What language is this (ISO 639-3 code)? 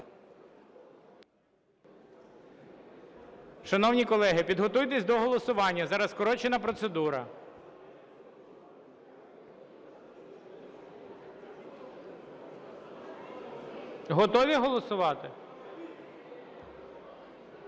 ukr